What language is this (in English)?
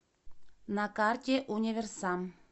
Russian